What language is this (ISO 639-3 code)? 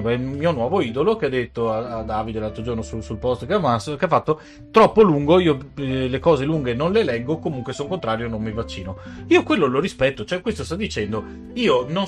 ita